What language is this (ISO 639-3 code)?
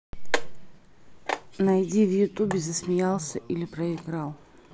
rus